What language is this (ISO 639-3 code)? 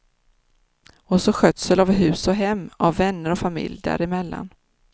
swe